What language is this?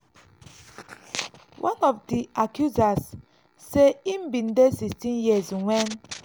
Nigerian Pidgin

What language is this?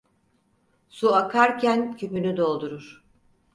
Turkish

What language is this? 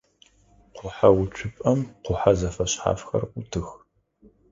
Adyghe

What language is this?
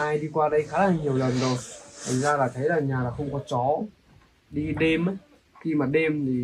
Vietnamese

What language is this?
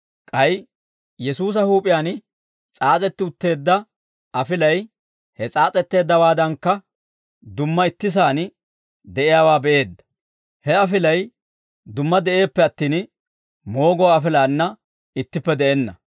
Dawro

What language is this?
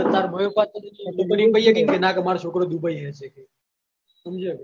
Gujarati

